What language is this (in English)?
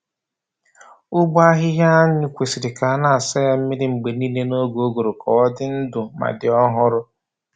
Igbo